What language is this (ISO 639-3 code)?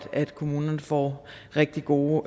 dan